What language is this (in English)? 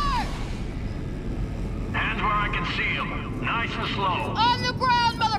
English